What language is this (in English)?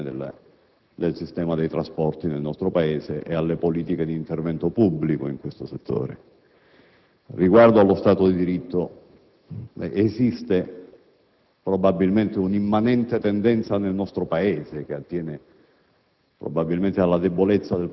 Italian